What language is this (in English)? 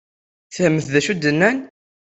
Kabyle